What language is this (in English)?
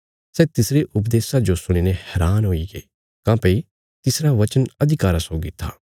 Bilaspuri